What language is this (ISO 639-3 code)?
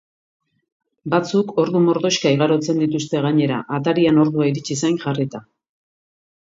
eus